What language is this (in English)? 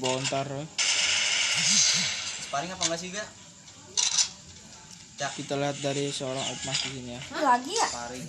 Indonesian